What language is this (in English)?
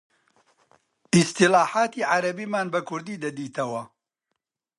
Central Kurdish